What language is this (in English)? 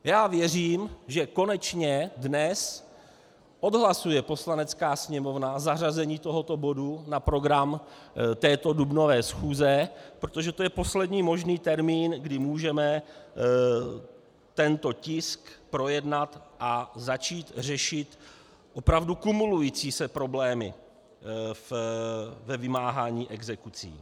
Czech